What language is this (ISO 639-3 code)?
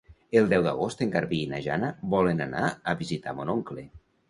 cat